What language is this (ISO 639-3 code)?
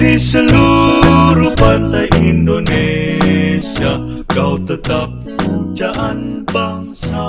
ind